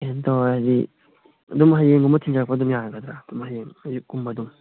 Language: Manipuri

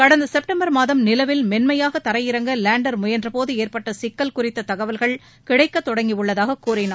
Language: Tamil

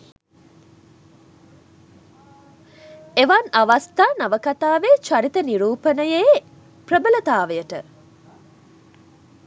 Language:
Sinhala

